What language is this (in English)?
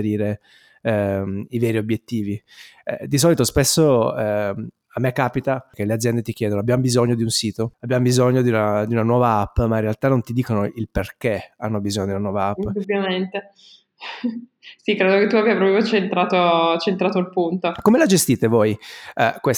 Italian